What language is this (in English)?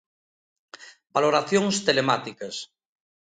Galician